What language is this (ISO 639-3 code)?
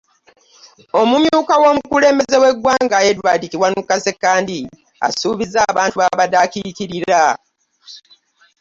lug